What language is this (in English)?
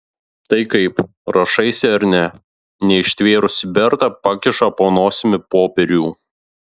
Lithuanian